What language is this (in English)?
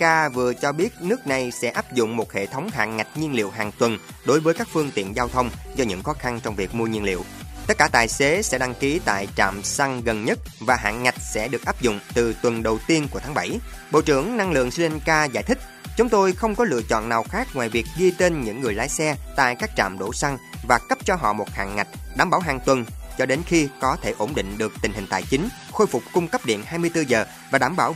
Vietnamese